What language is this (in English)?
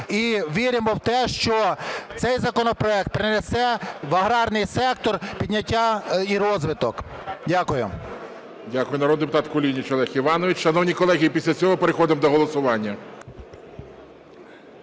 Ukrainian